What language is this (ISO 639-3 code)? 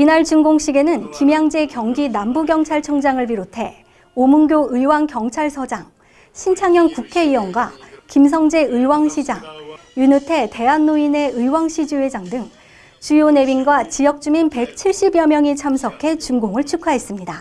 kor